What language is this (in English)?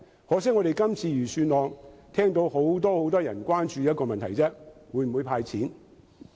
Cantonese